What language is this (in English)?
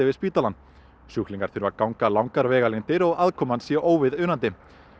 Icelandic